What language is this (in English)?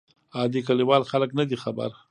Pashto